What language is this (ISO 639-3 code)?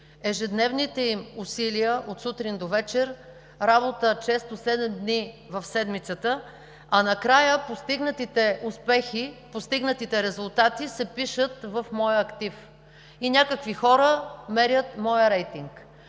bul